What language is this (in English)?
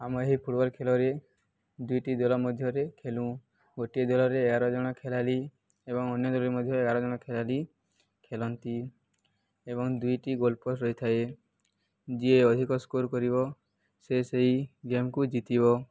Odia